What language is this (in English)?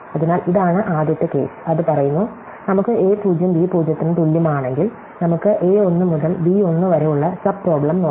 Malayalam